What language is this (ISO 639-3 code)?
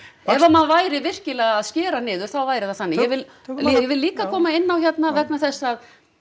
isl